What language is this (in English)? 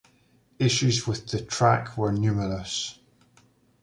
English